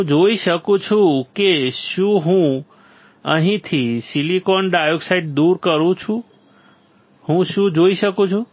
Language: Gujarati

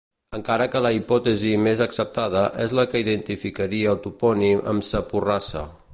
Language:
Catalan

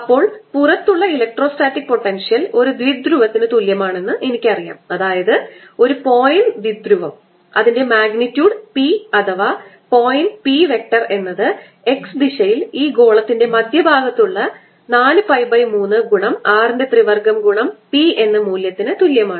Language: Malayalam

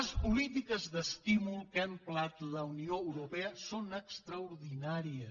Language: Catalan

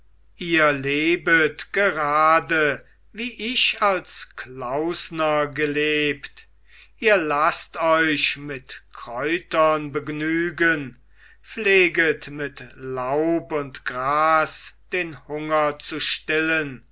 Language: German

